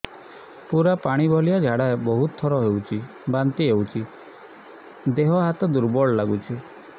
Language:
Odia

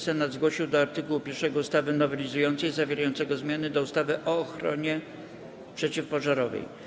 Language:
Polish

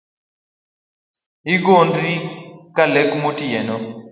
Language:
Luo (Kenya and Tanzania)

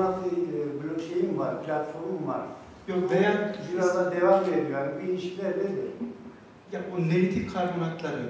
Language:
Turkish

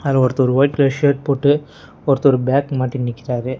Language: Tamil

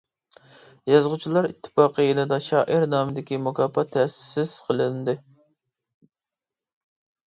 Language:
Uyghur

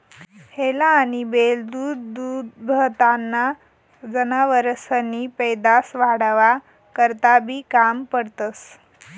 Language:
Marathi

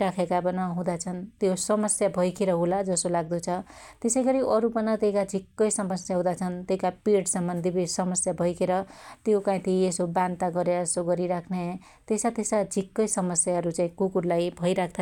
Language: Dotyali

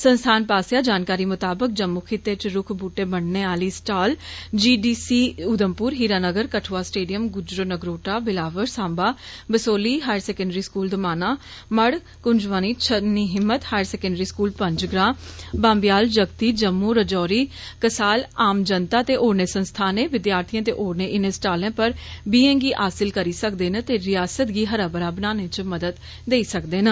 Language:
Dogri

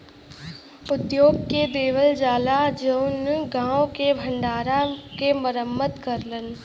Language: Bhojpuri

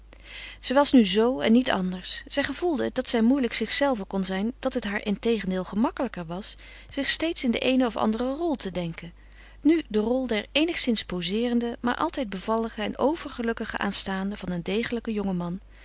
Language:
Dutch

